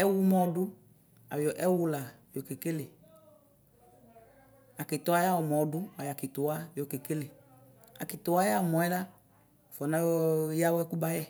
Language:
Ikposo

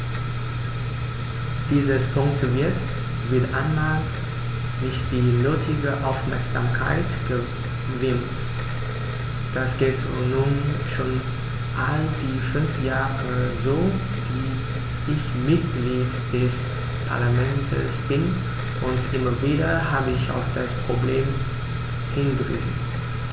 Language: German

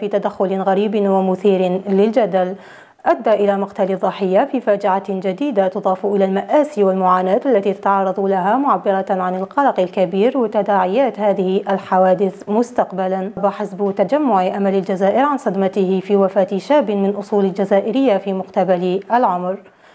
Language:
Arabic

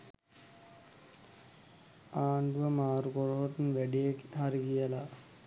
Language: Sinhala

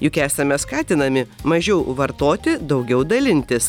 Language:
Lithuanian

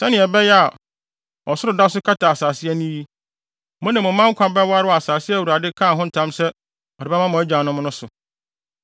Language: Akan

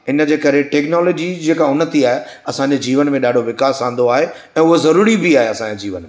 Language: Sindhi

